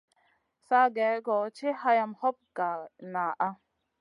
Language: Masana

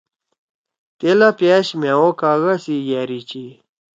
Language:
Torwali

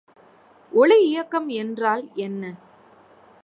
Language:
Tamil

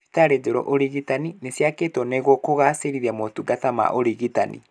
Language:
Kikuyu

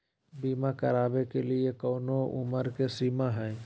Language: Magahi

